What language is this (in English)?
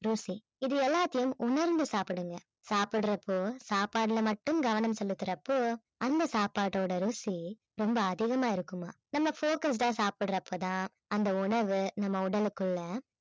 Tamil